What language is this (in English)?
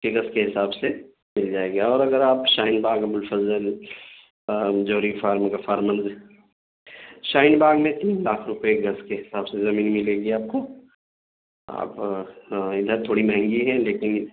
Urdu